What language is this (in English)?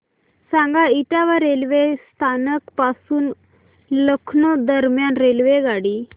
Marathi